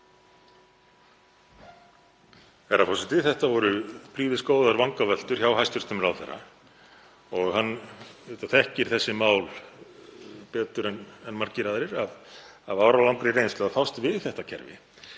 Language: Icelandic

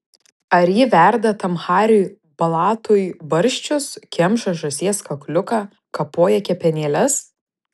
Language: Lithuanian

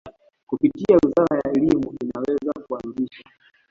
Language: Swahili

